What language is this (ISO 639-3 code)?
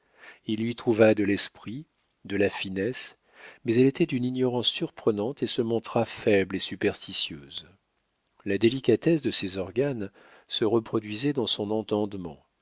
fra